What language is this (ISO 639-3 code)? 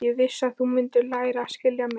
isl